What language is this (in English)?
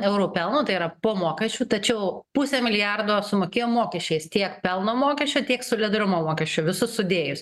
Lithuanian